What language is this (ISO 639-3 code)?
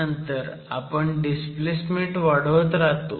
mar